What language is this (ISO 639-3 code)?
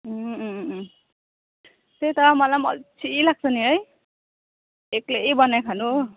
nep